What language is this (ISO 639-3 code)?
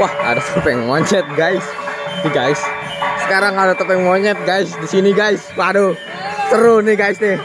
ind